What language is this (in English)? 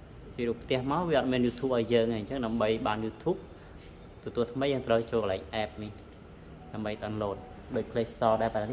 Vietnamese